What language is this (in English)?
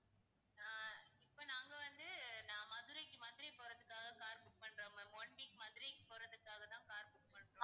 Tamil